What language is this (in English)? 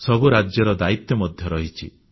Odia